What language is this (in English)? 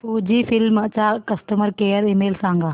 Marathi